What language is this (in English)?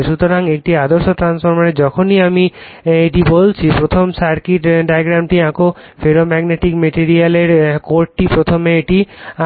Bangla